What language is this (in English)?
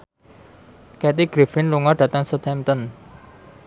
Javanese